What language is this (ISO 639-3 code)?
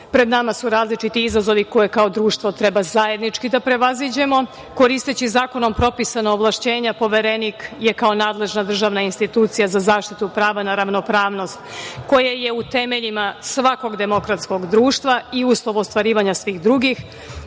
srp